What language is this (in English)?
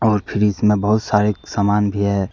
Hindi